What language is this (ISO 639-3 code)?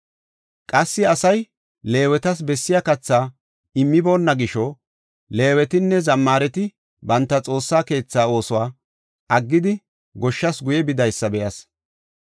gof